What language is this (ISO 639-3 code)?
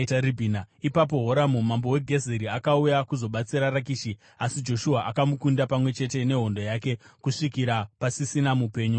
sna